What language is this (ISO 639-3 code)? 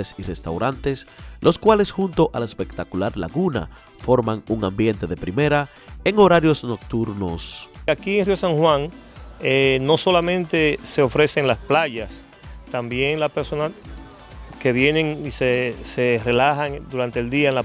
spa